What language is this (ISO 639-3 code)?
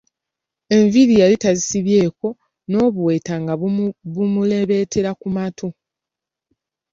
lug